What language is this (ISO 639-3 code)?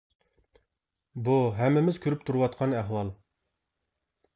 uig